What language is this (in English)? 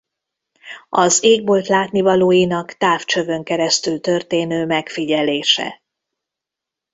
Hungarian